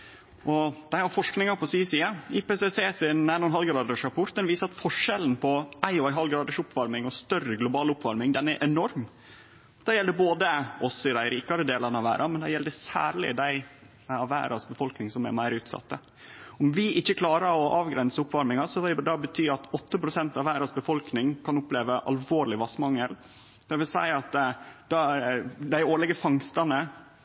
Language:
Norwegian Nynorsk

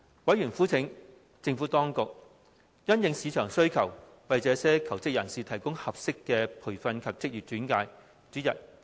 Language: Cantonese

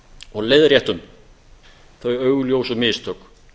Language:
Icelandic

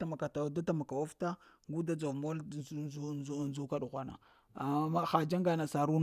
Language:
Lamang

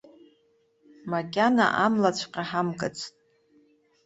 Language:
Abkhazian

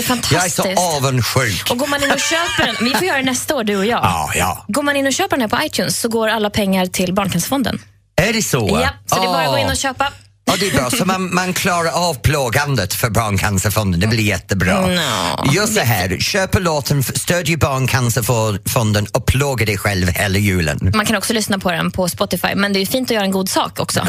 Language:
Swedish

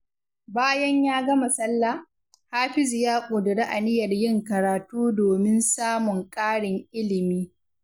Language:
Hausa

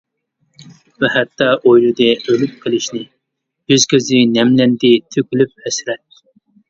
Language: Uyghur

